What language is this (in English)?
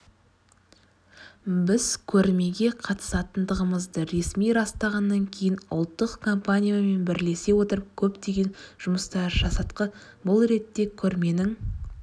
Kazakh